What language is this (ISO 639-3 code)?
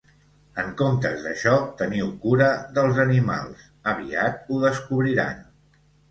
cat